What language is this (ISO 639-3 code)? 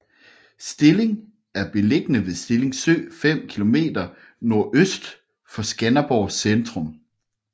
dan